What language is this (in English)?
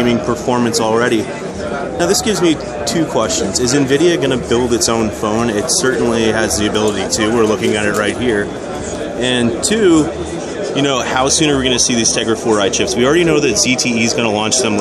English